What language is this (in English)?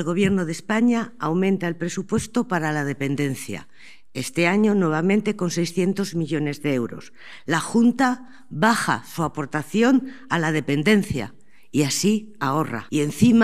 Spanish